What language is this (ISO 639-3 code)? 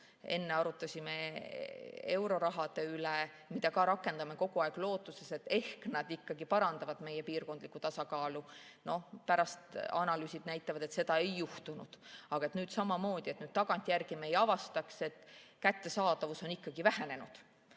est